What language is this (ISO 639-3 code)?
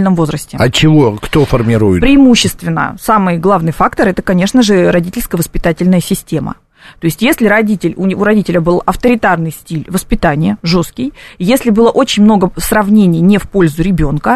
rus